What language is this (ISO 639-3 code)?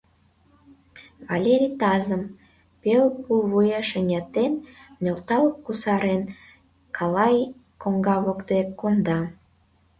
chm